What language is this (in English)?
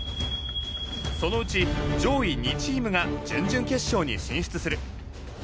Japanese